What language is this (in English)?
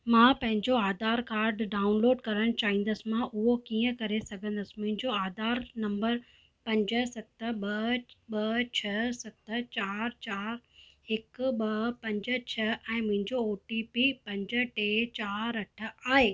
Sindhi